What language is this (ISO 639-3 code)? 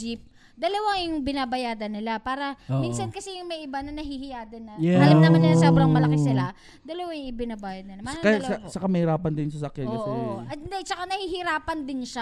fil